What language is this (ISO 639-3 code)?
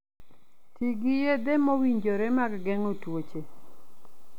luo